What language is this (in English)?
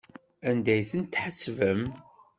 Kabyle